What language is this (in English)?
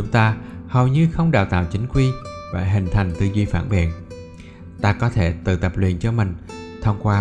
Vietnamese